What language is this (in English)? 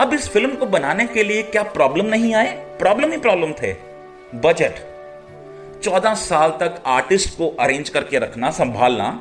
Hindi